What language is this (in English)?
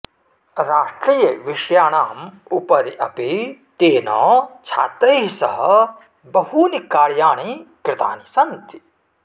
Sanskrit